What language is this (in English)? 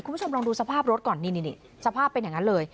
Thai